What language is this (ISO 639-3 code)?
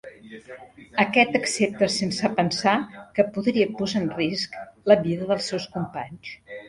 cat